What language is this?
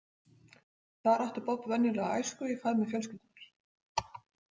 Icelandic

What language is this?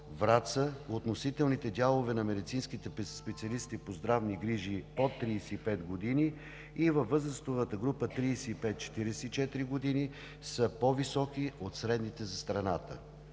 Bulgarian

